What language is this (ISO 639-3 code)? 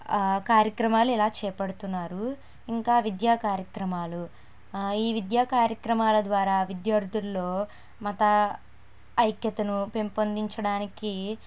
tel